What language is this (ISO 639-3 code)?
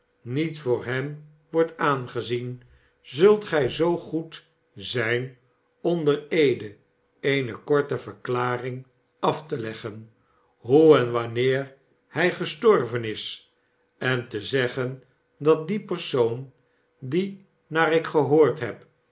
nld